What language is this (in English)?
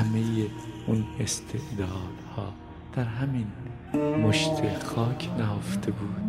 Persian